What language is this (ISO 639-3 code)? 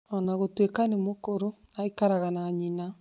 kik